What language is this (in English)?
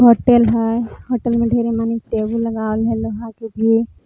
Magahi